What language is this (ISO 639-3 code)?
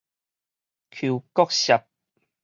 nan